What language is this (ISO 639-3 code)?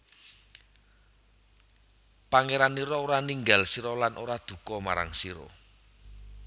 jav